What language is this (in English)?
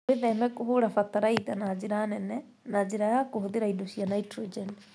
Kikuyu